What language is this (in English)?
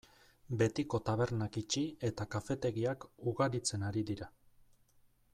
Basque